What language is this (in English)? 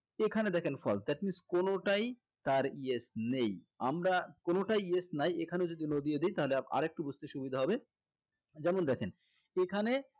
Bangla